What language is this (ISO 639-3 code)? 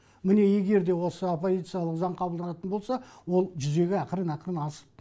kaz